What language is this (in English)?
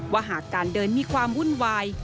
Thai